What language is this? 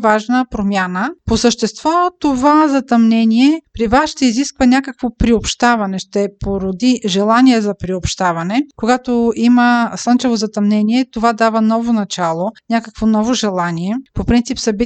Bulgarian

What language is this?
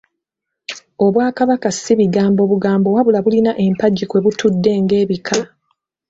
Ganda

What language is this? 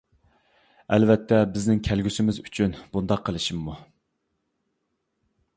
Uyghur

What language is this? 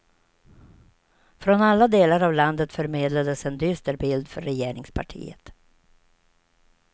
Swedish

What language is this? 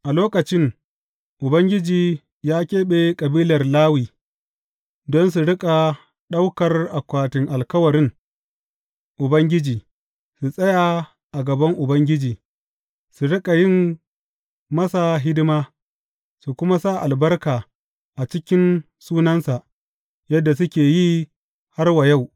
Hausa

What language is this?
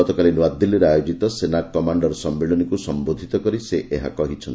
Odia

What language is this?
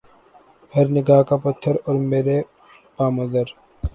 Urdu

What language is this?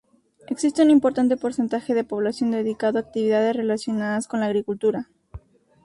Spanish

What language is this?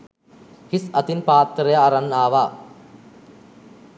Sinhala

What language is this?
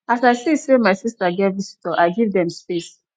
Nigerian Pidgin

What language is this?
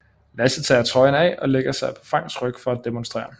Danish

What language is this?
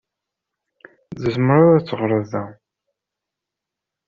Kabyle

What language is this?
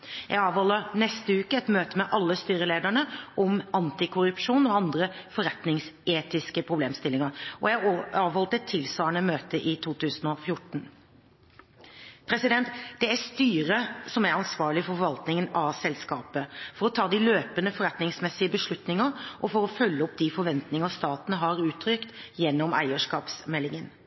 Norwegian Bokmål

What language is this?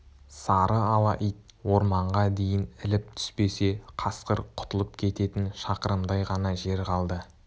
Kazakh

